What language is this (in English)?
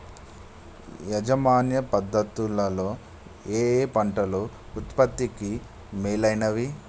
Telugu